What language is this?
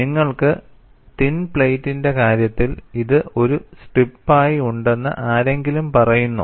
Malayalam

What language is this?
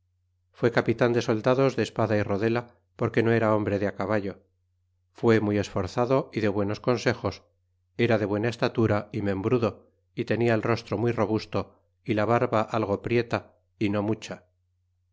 Spanish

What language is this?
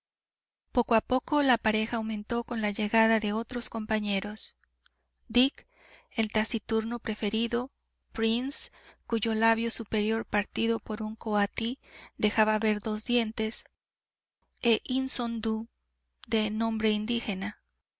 Spanish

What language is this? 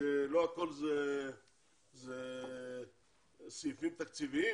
Hebrew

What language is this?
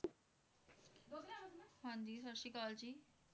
Punjabi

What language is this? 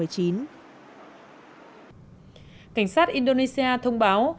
Vietnamese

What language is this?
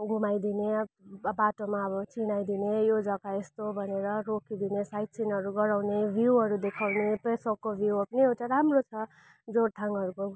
Nepali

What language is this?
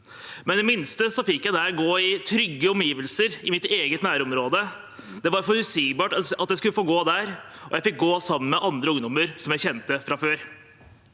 Norwegian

